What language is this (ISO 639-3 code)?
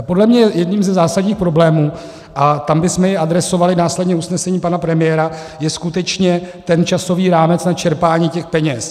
ces